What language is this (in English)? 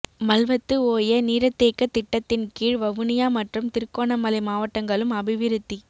Tamil